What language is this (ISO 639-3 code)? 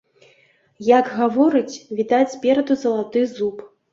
bel